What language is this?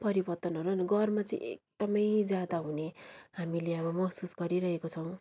Nepali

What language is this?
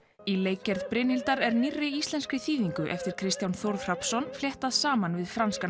Icelandic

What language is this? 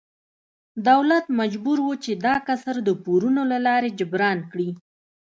Pashto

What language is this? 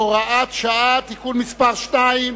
Hebrew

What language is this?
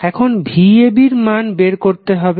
Bangla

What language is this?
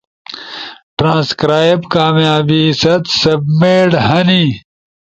Ushojo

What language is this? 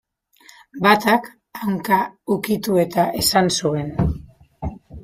Basque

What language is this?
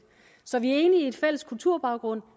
Danish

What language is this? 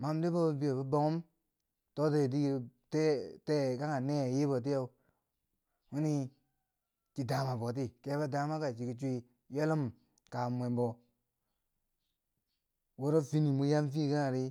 Bangwinji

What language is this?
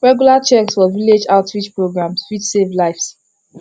Nigerian Pidgin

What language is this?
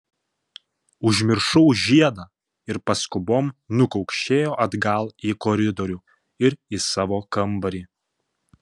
Lithuanian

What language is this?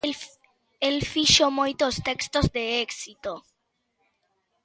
Galician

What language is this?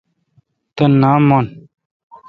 Kalkoti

